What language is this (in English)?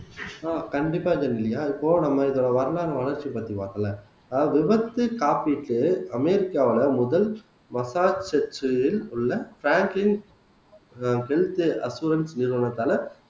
Tamil